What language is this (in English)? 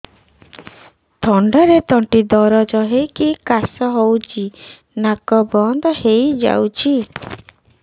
Odia